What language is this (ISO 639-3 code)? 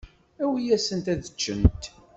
kab